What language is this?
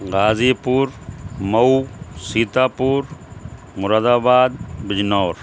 Urdu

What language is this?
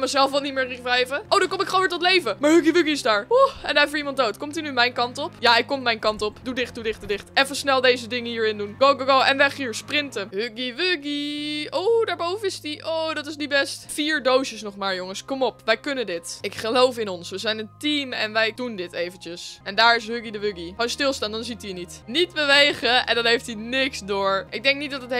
Dutch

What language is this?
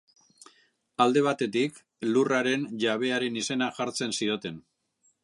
Basque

